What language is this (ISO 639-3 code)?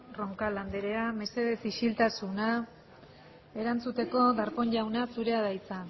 eus